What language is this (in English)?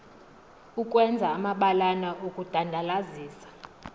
Xhosa